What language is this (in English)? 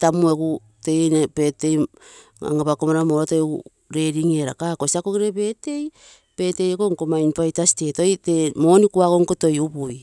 Terei